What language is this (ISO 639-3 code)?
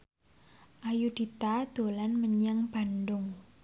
jav